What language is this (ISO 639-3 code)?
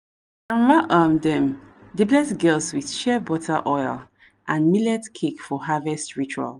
pcm